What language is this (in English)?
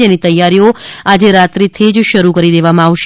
Gujarati